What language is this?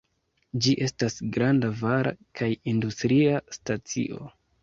Esperanto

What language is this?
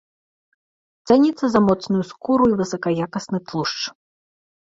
Belarusian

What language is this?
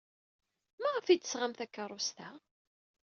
Kabyle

